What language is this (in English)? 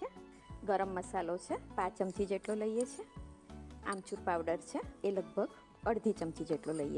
Hindi